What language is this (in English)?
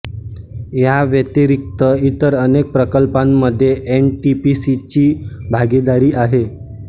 Marathi